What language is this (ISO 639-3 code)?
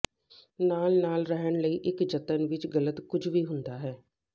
pan